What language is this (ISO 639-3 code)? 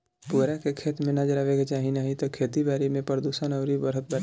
bho